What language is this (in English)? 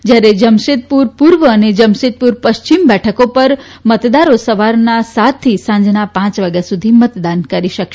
Gujarati